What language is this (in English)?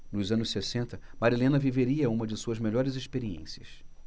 Portuguese